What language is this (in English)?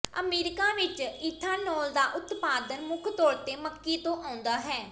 Punjabi